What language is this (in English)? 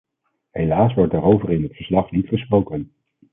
Dutch